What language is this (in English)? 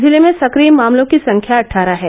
Hindi